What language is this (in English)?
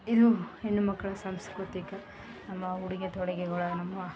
Kannada